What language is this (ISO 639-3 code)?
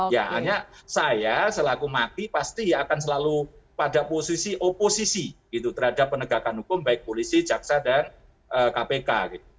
ind